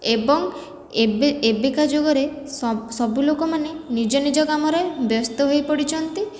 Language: Odia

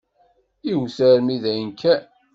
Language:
Kabyle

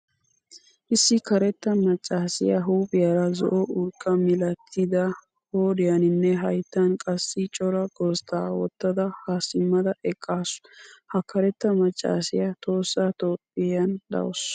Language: Wolaytta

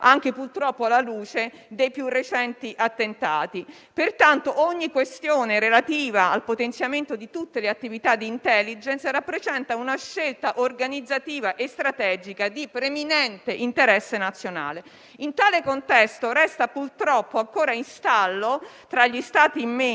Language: Italian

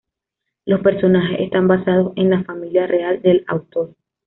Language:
Spanish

